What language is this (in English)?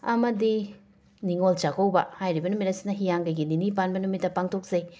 Manipuri